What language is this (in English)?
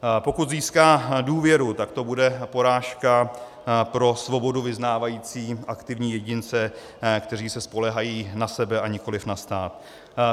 Czech